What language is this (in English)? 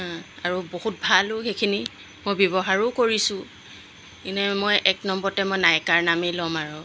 Assamese